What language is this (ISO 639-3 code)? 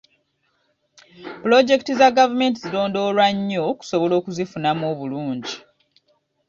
lug